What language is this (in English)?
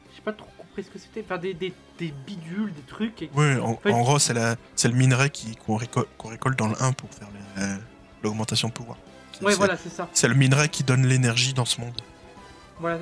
French